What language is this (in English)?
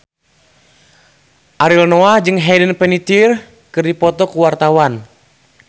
Sundanese